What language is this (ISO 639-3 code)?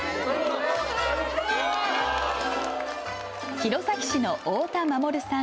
jpn